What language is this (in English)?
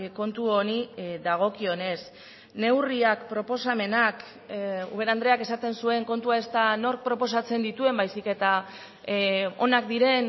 Basque